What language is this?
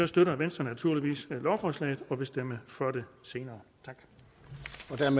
Danish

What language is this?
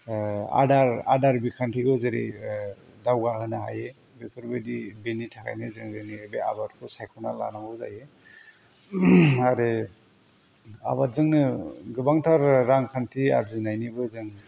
Bodo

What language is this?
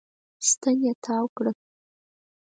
Pashto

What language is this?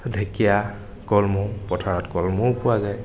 Assamese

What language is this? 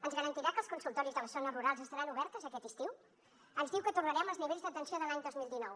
Catalan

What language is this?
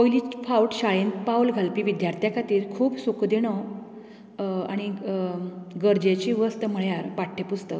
Konkani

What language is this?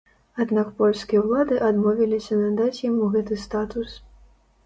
Belarusian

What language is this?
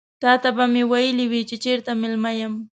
Pashto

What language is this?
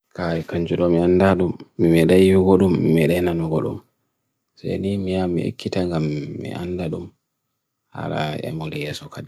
Bagirmi Fulfulde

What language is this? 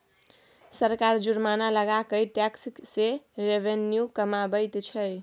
Maithili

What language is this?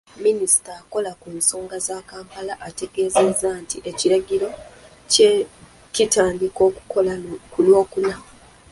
Ganda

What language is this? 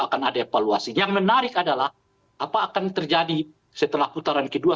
Indonesian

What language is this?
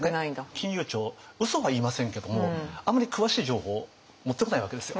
Japanese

